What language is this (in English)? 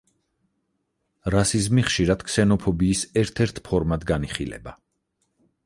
Georgian